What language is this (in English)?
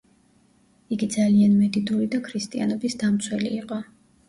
Georgian